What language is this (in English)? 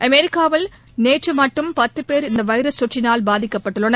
Tamil